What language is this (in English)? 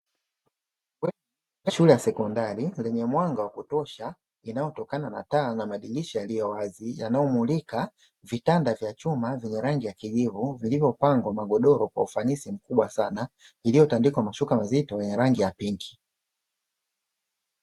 Swahili